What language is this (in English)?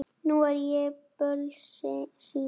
Icelandic